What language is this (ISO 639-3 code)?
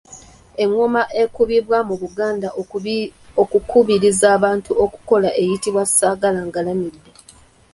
lug